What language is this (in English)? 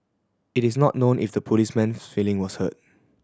English